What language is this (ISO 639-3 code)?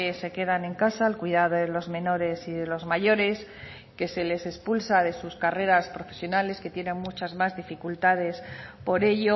spa